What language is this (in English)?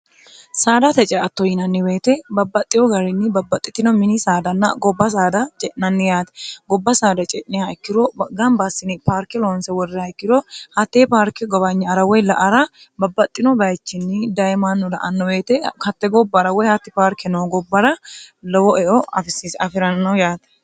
Sidamo